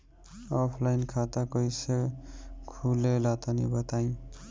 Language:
Bhojpuri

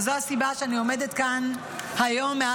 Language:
Hebrew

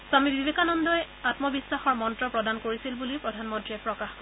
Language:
Assamese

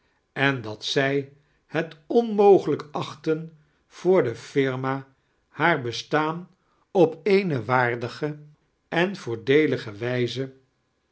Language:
Dutch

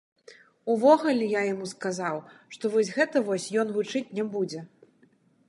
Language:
Belarusian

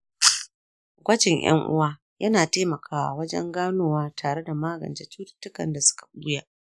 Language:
Hausa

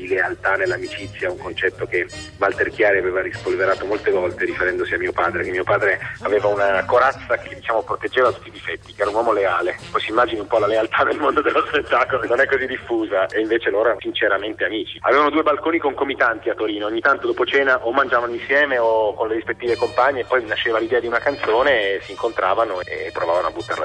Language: Italian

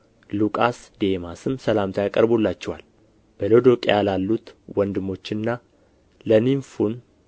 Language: Amharic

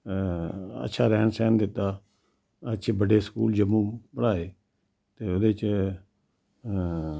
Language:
Dogri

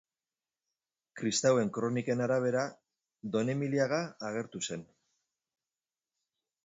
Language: Basque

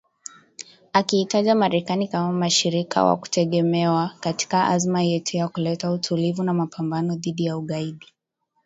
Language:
Swahili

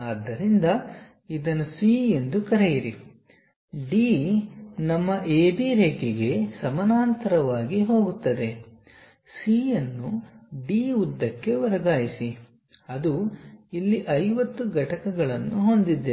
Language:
Kannada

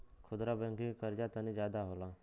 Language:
Bhojpuri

